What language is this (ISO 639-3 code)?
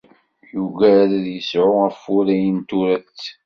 kab